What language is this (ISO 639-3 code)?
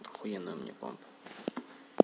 rus